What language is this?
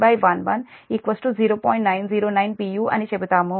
Telugu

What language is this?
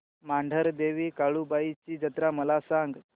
Marathi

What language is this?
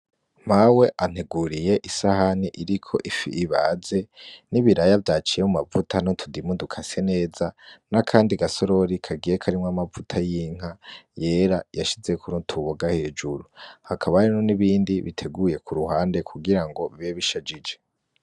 Rundi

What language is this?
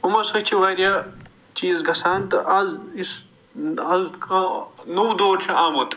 Kashmiri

